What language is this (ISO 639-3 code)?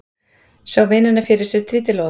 isl